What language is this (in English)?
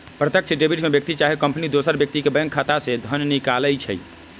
Magahi